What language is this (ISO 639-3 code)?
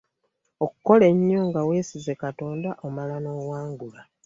lug